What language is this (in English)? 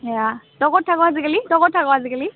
Assamese